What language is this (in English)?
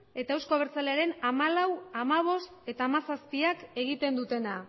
Basque